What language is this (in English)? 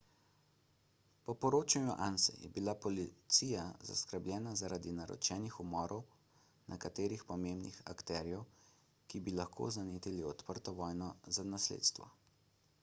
Slovenian